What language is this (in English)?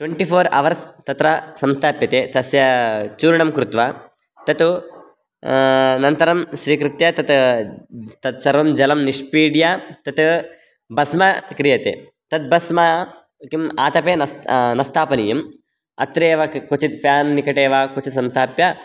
Sanskrit